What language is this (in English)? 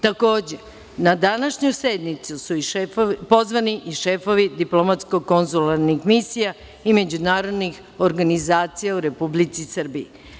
Serbian